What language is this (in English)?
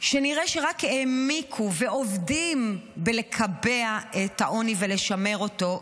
Hebrew